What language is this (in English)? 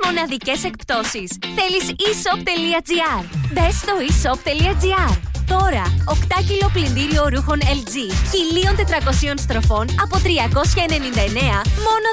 Greek